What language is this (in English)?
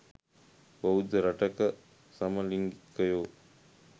Sinhala